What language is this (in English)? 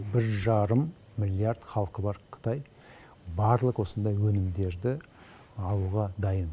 Kazakh